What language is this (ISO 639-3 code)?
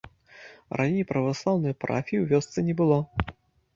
bel